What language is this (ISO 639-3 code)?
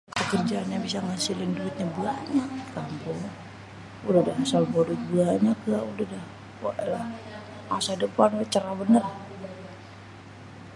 bew